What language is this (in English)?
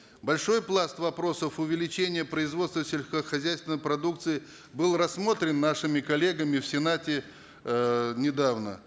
Kazakh